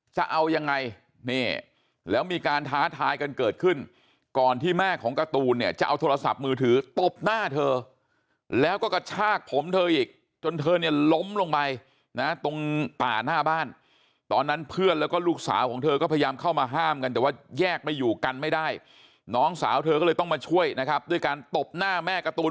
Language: Thai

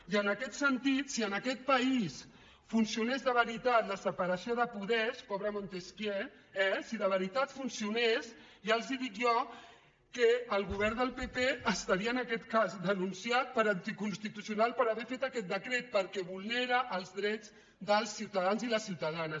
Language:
Catalan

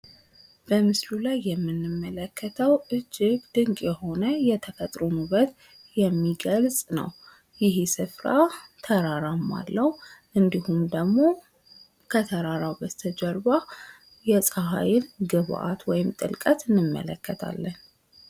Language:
Amharic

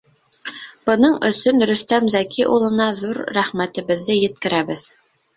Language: Bashkir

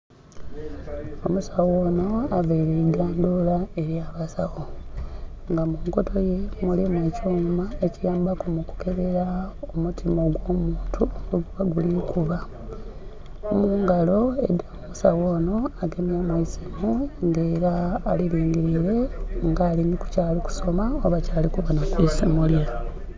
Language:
Soga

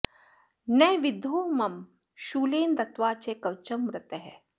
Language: Sanskrit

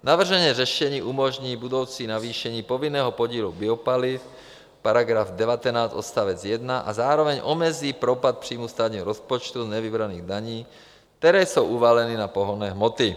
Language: Czech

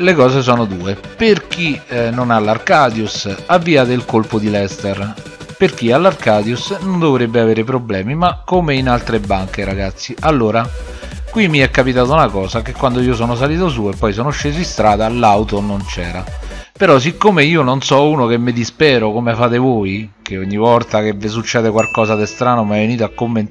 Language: Italian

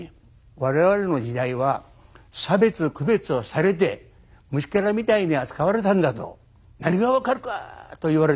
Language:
Japanese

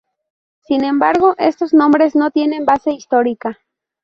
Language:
Spanish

